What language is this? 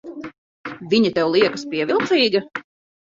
Latvian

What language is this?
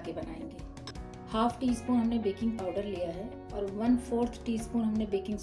Hindi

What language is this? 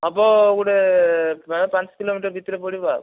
Odia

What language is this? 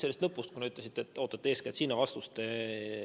Estonian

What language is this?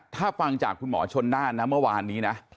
Thai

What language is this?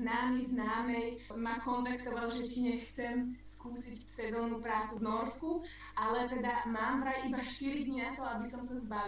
Slovak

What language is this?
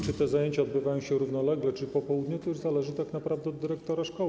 Polish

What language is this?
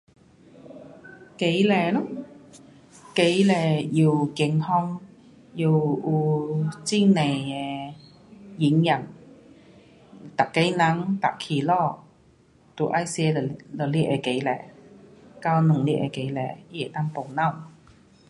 Pu-Xian Chinese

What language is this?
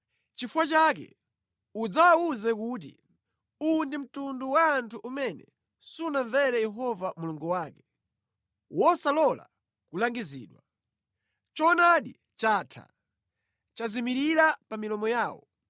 Nyanja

